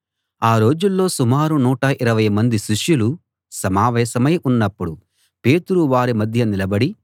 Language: Telugu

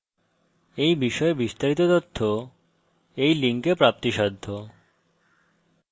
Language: Bangla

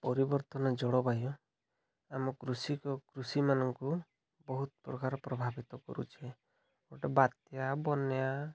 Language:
Odia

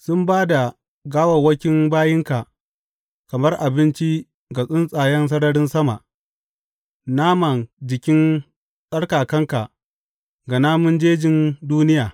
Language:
Hausa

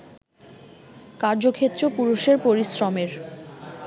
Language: Bangla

